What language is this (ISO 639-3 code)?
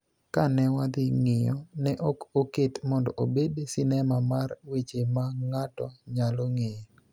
luo